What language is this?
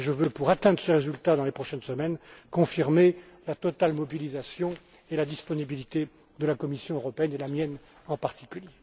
French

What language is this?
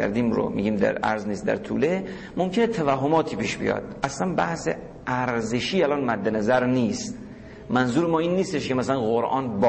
Persian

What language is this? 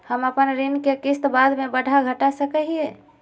Magahi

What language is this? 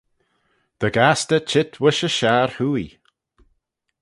Manx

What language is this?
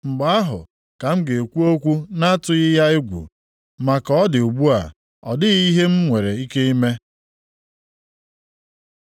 Igbo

